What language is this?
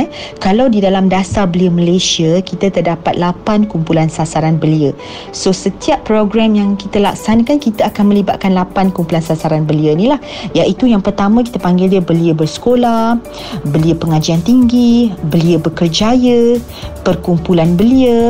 Malay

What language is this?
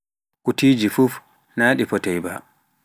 Pular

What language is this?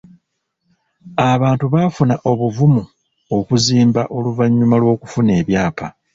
Ganda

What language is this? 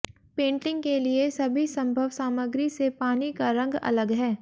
Hindi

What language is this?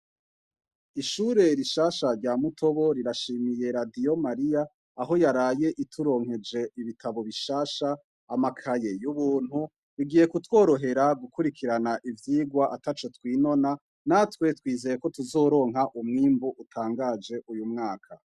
Rundi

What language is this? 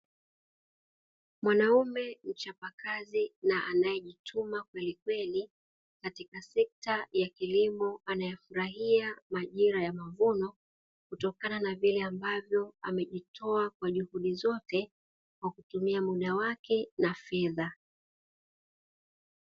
Swahili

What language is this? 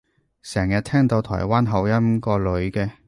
Cantonese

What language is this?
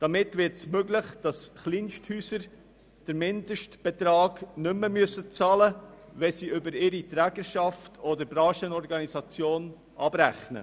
Swiss German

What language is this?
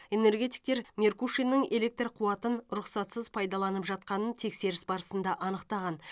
Kazakh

